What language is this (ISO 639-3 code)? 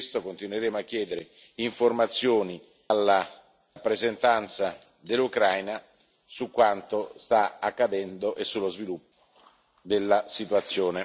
ita